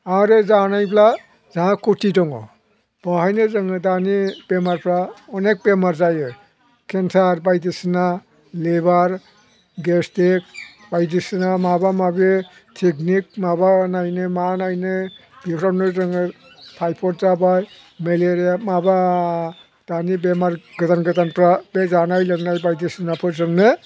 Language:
Bodo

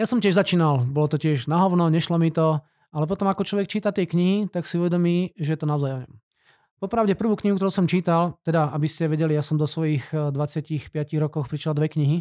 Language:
Slovak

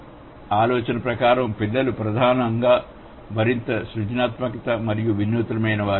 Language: Telugu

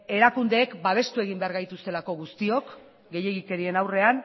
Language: Basque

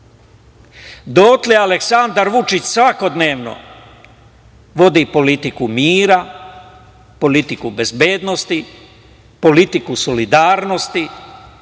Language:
Serbian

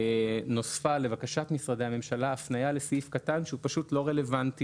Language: Hebrew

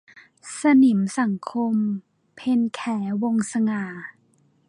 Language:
Thai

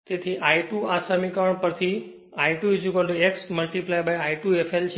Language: Gujarati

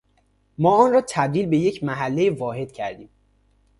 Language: Persian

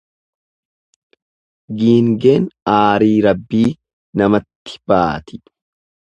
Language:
Oromo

